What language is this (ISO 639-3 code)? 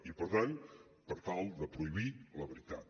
cat